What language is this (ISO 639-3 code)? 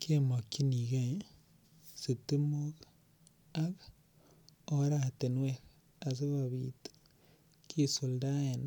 kln